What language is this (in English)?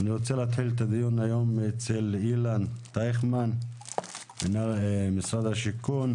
Hebrew